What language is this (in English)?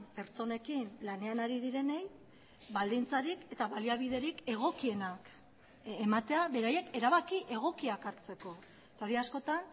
Basque